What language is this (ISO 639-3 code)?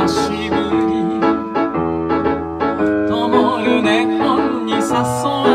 jpn